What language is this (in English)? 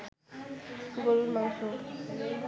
Bangla